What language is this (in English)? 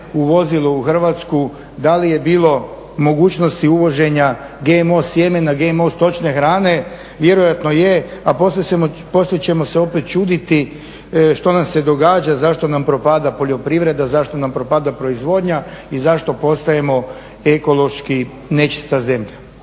Croatian